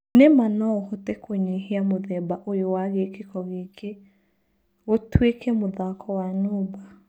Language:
Kikuyu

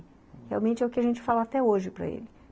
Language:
Portuguese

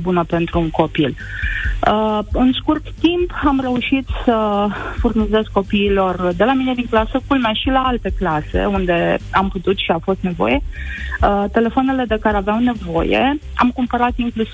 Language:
Romanian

